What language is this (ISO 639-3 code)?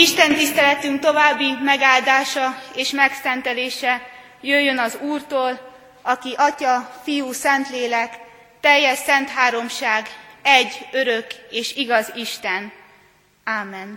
hun